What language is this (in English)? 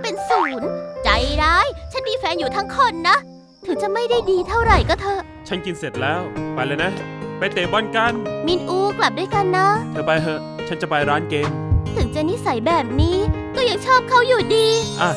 Thai